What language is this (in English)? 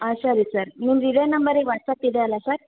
Kannada